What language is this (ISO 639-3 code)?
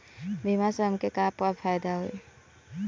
bho